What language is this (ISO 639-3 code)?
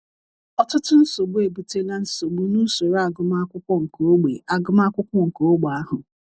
ibo